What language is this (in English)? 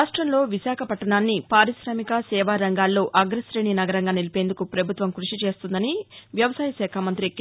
Telugu